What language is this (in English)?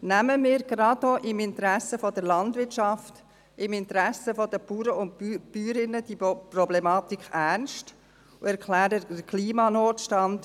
Swiss German